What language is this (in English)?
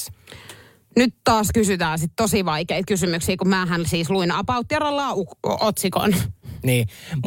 Finnish